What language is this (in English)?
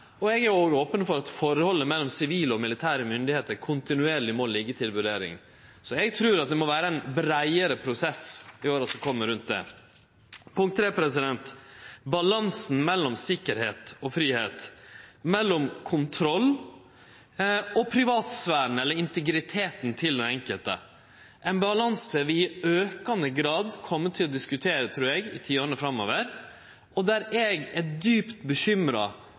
Norwegian Nynorsk